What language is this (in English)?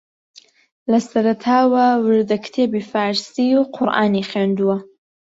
Central Kurdish